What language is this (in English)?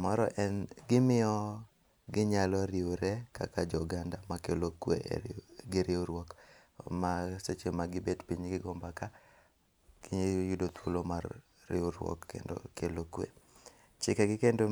Luo (Kenya and Tanzania)